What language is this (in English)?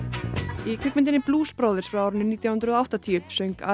Icelandic